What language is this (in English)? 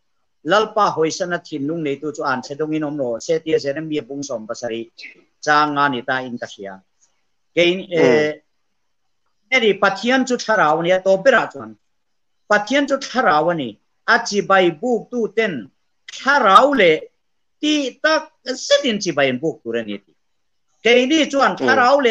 Thai